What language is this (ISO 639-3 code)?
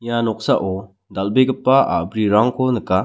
grt